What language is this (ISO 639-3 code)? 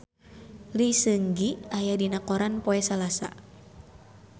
sun